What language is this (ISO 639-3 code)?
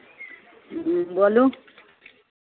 mai